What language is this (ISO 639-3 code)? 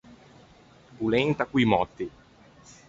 lij